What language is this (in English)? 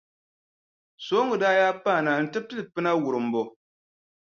Dagbani